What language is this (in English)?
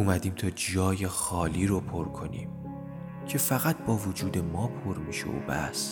Persian